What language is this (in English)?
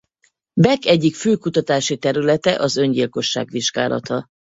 Hungarian